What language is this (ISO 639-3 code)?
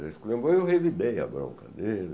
por